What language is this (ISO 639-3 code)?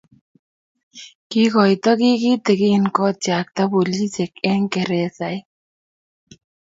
kln